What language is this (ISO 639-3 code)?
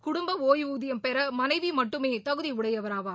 tam